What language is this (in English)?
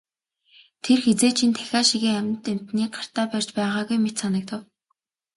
Mongolian